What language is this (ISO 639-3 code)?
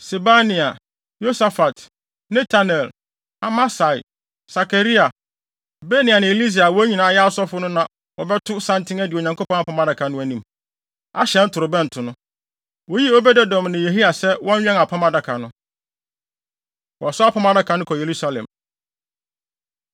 aka